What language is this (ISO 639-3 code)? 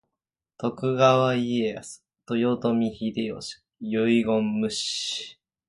jpn